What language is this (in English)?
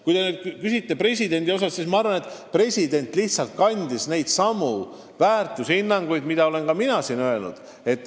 Estonian